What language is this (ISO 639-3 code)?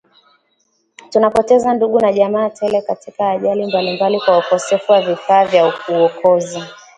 swa